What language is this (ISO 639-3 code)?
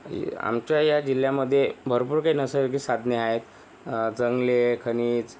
mar